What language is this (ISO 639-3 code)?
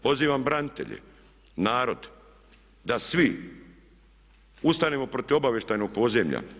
hrv